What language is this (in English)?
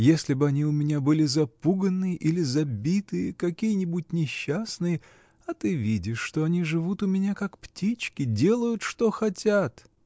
Russian